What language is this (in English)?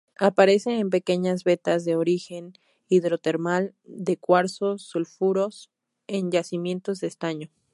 Spanish